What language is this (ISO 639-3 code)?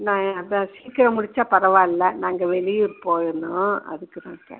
tam